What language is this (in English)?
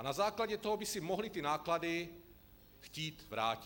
Czech